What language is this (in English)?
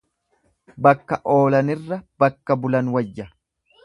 Oromo